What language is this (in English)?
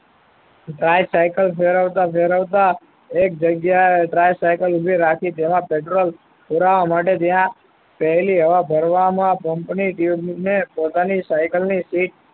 Gujarati